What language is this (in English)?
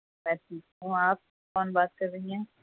Urdu